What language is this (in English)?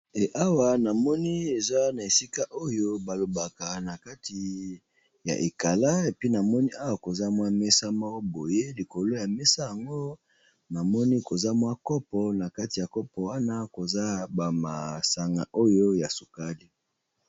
Lingala